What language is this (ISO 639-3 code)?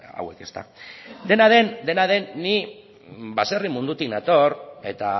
eus